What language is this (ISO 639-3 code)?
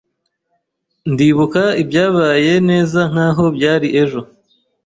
kin